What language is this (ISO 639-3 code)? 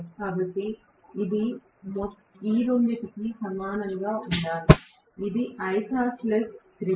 tel